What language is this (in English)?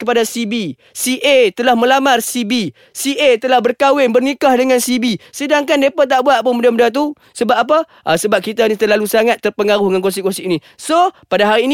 Malay